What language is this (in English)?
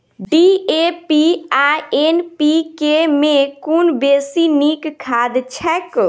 Maithili